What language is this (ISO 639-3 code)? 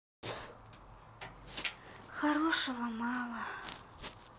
rus